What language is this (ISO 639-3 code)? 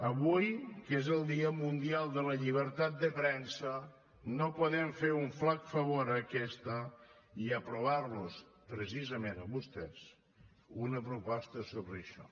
cat